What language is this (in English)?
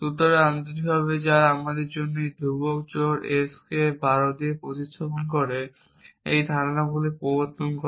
Bangla